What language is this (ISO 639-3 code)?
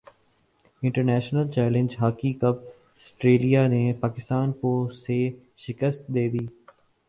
urd